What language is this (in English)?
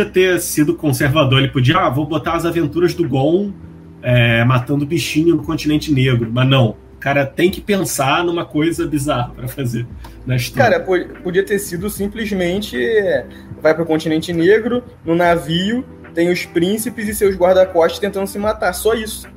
Portuguese